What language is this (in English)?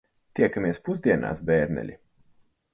Latvian